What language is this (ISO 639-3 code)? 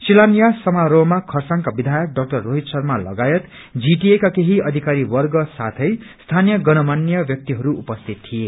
nep